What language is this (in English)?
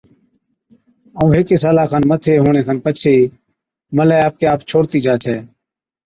Od